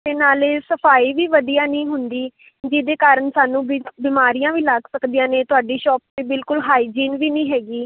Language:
Punjabi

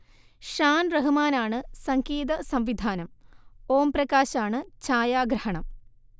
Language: Malayalam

